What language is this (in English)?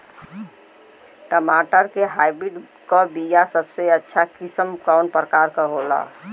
Bhojpuri